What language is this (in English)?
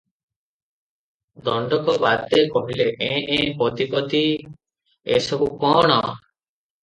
Odia